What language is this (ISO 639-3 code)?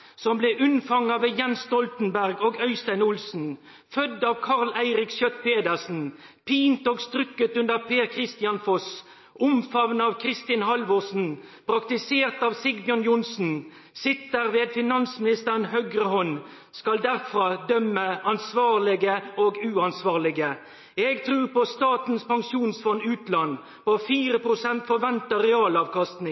nno